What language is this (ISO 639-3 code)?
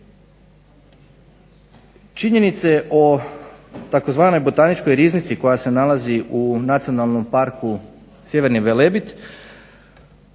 hrv